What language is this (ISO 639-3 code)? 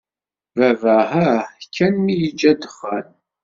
kab